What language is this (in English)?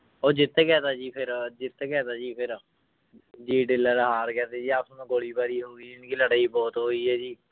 Punjabi